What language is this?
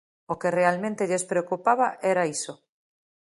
Galician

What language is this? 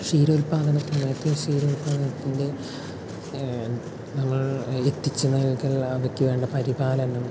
Malayalam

